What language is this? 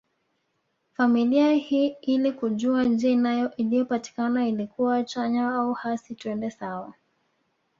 Swahili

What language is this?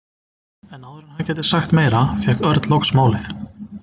Icelandic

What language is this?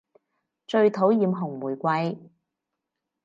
Cantonese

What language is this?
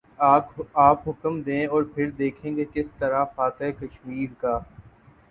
Urdu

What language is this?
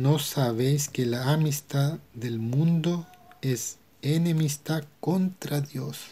Spanish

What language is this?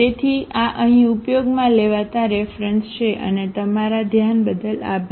Gujarati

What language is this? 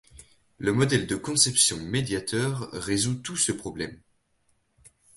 French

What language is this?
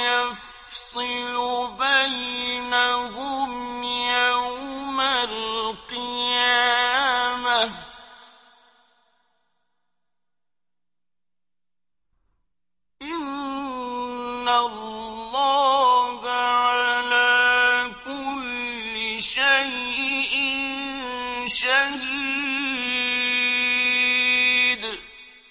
Arabic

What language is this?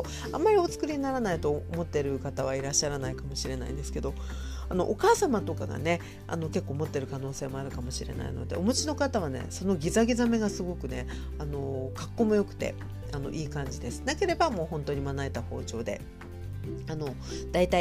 Japanese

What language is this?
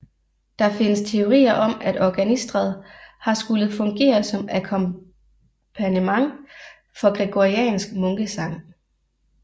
Danish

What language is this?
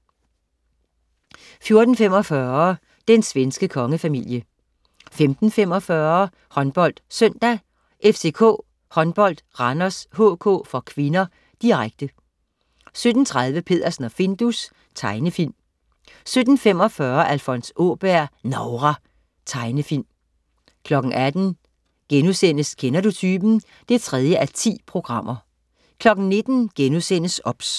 Danish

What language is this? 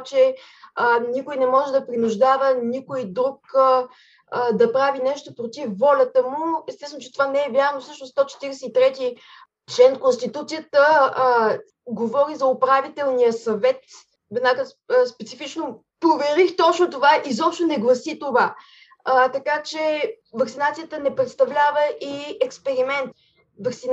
Bulgarian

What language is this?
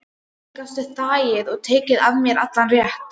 Icelandic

